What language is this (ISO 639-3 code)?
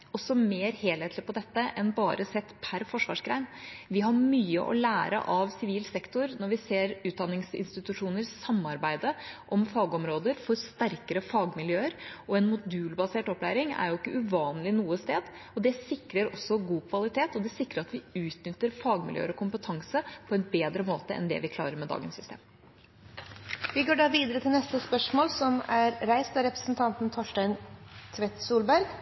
nor